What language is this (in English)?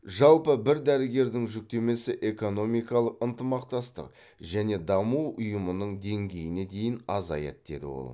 Kazakh